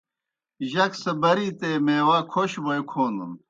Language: Kohistani Shina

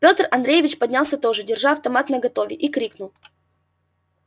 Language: Russian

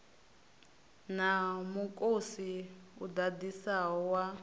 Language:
Venda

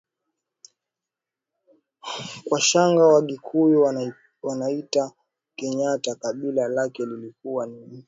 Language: Swahili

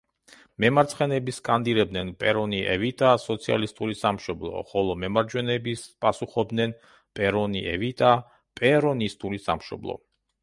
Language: Georgian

